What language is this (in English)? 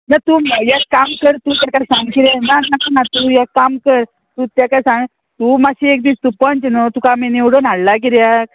Konkani